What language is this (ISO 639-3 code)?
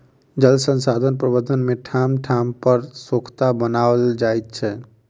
mai